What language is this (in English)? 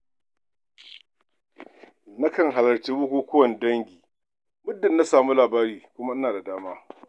Hausa